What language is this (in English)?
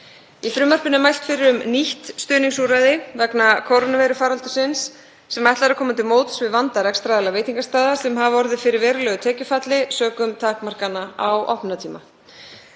Icelandic